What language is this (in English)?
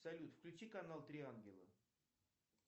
Russian